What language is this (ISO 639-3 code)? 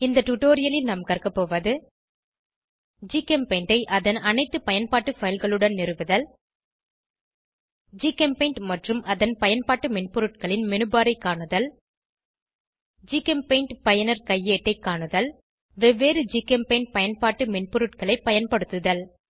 tam